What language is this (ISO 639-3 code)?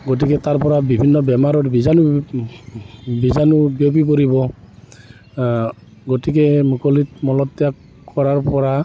asm